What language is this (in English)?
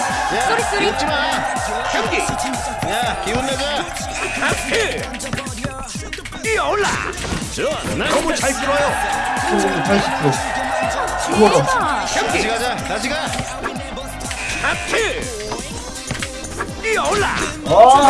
Korean